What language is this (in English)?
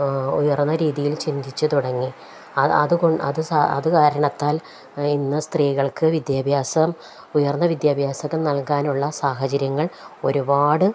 Malayalam